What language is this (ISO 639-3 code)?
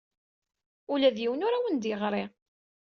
kab